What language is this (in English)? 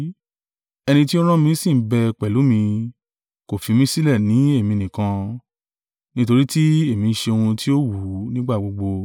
Yoruba